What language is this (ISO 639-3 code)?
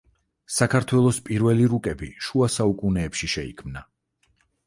kat